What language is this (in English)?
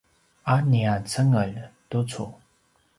Paiwan